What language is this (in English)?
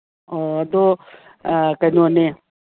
Manipuri